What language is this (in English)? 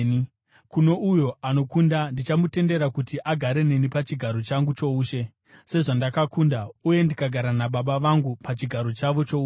Shona